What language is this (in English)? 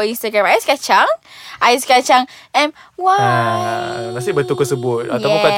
Malay